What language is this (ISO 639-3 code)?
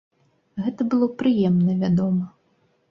bel